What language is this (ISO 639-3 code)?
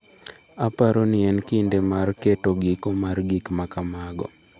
luo